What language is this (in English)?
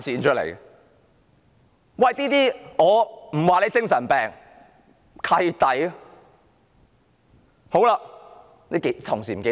Cantonese